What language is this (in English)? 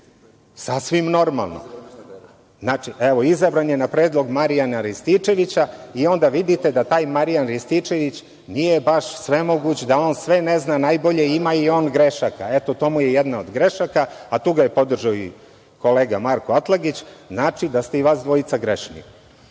Serbian